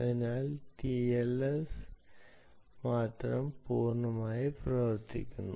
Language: Malayalam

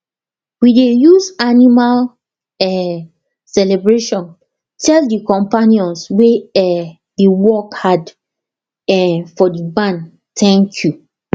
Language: Nigerian Pidgin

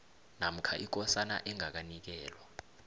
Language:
South Ndebele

